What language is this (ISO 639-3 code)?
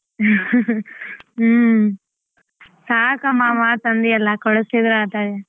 kan